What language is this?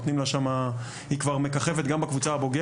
Hebrew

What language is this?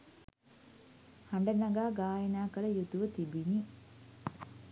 Sinhala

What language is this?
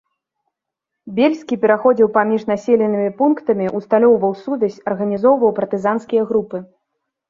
Belarusian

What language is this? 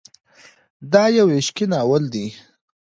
Pashto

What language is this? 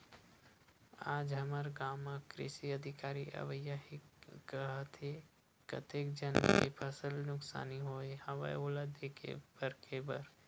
Chhattisgarhi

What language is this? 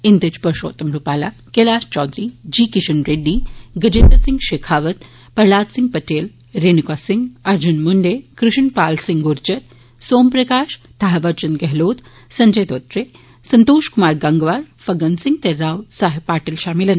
Dogri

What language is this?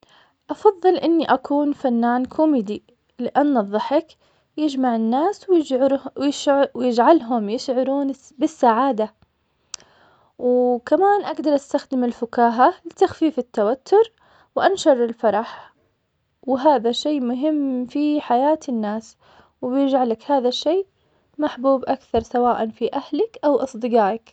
Omani Arabic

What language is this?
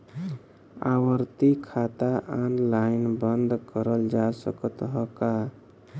Bhojpuri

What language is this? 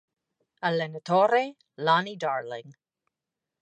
Italian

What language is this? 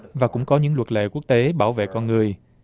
Vietnamese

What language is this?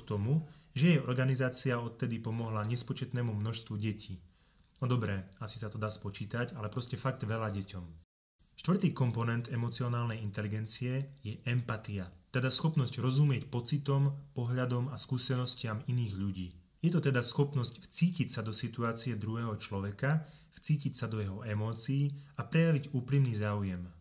Slovak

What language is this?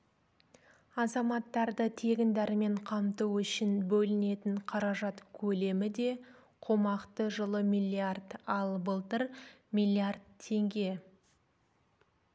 Kazakh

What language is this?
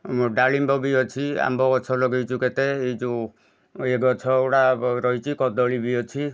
Odia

